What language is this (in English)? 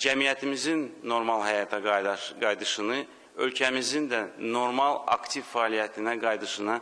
Turkish